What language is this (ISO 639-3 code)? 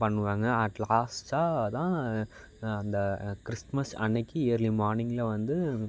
tam